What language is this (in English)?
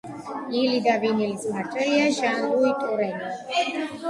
Georgian